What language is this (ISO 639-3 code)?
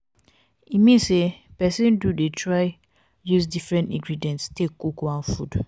pcm